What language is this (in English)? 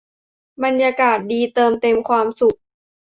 Thai